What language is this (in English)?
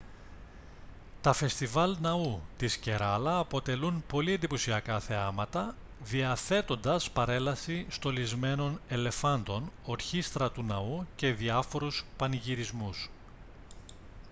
Greek